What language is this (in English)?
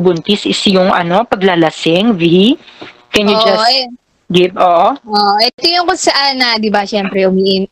Filipino